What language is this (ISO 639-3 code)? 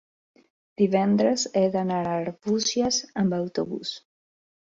cat